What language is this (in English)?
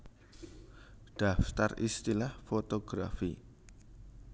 Javanese